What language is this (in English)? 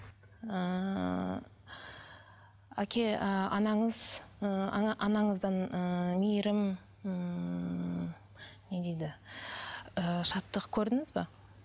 Kazakh